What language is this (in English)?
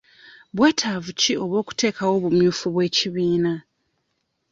Ganda